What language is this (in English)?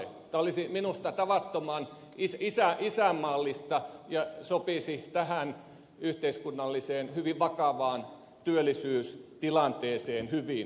Finnish